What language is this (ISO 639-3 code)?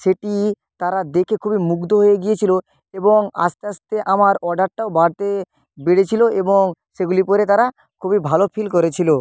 ben